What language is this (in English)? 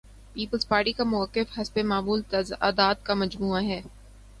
Urdu